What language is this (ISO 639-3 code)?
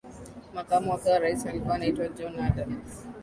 swa